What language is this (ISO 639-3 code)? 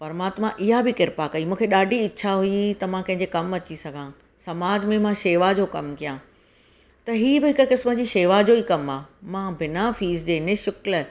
snd